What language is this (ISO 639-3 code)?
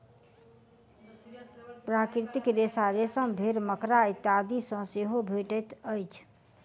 mai